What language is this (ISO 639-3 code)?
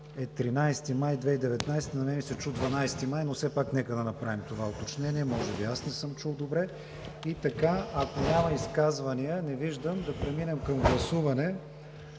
bul